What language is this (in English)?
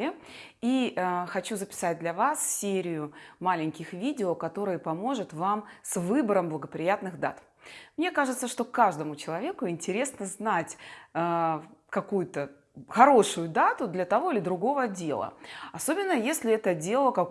Russian